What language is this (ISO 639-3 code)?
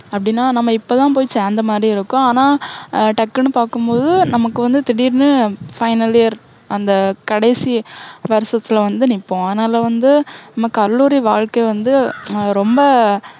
tam